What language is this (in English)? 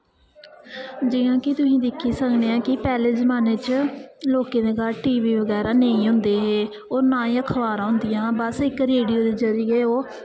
Dogri